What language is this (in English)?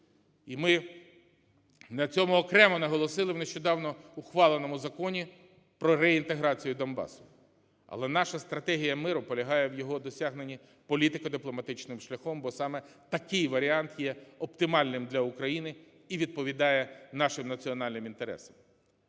Ukrainian